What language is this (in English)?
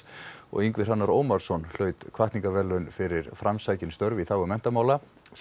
Icelandic